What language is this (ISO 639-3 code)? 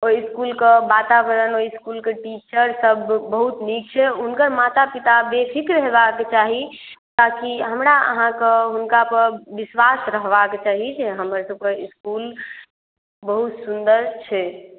mai